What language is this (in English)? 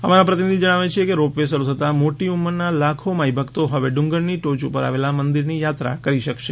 Gujarati